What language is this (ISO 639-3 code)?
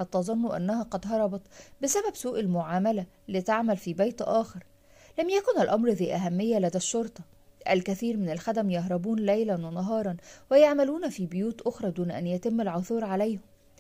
ara